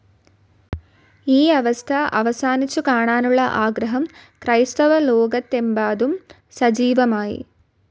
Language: Malayalam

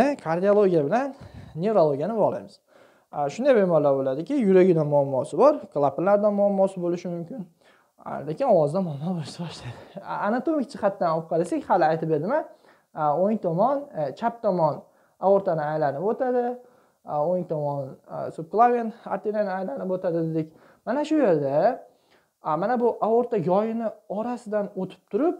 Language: Turkish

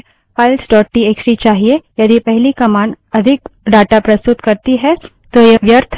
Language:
Hindi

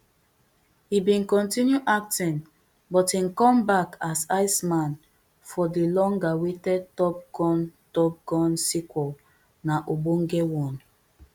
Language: Nigerian Pidgin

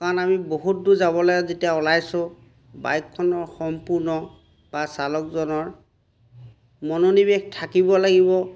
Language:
Assamese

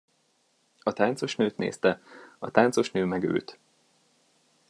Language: Hungarian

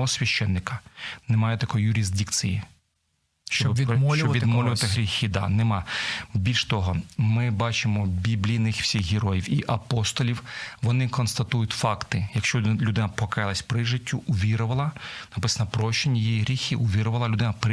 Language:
Ukrainian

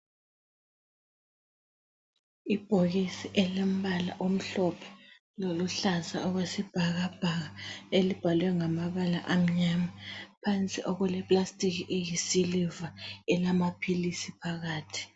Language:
North Ndebele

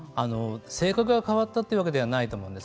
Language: Japanese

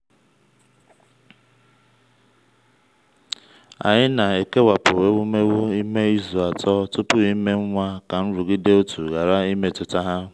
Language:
Igbo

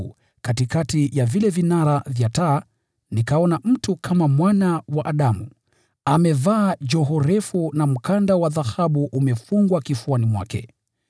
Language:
Swahili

